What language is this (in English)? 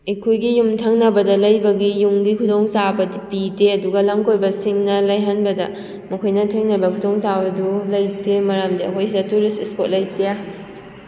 Manipuri